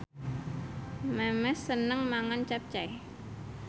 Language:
Javanese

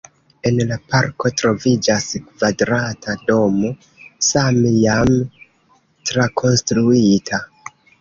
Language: Esperanto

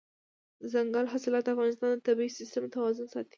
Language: Pashto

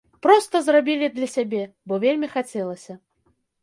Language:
Belarusian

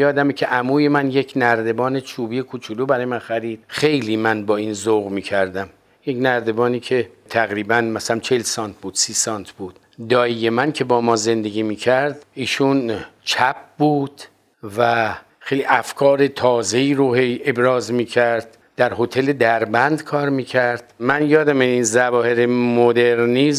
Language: Persian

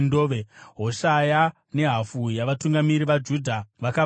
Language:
Shona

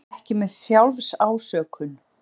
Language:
Icelandic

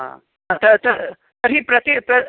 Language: Sanskrit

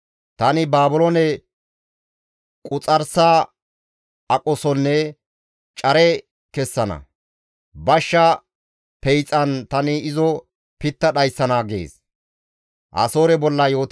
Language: Gamo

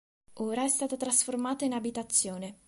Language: Italian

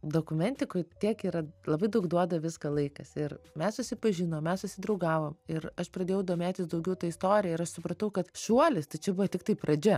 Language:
Lithuanian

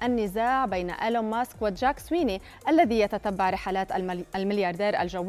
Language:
Arabic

